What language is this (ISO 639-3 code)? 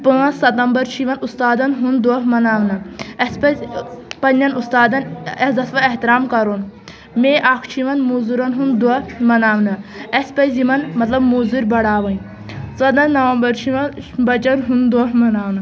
kas